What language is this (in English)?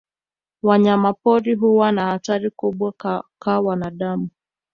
Swahili